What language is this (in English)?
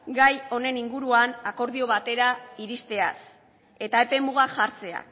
Basque